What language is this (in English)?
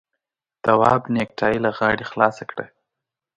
Pashto